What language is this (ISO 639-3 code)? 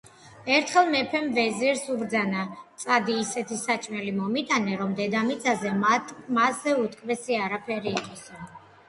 kat